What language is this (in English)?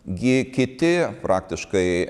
Lithuanian